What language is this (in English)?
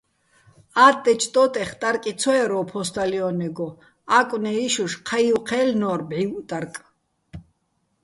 Bats